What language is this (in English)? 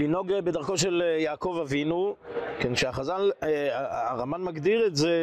Hebrew